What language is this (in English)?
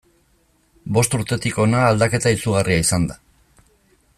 Basque